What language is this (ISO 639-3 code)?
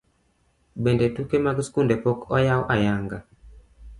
luo